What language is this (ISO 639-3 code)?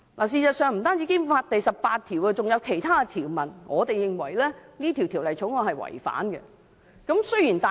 yue